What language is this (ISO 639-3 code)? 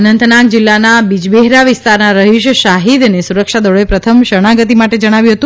guj